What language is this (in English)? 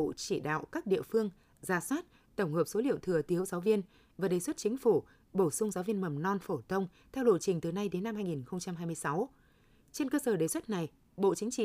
Vietnamese